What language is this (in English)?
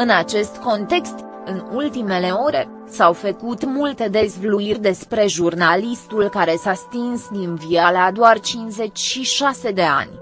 Romanian